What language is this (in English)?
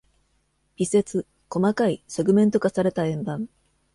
Japanese